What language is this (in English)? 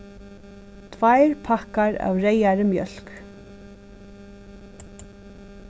Faroese